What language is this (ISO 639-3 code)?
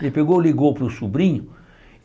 por